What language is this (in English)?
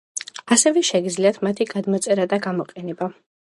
Georgian